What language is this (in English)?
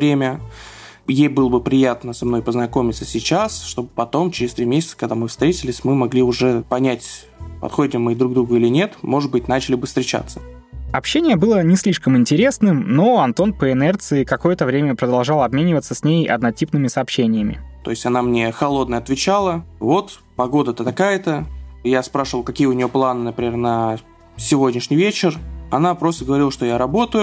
Russian